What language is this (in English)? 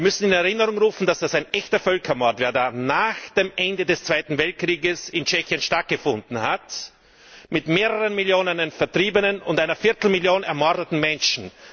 German